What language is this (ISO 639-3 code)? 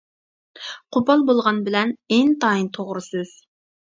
uig